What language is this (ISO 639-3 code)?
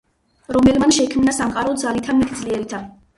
kat